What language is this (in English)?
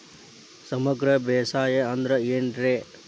Kannada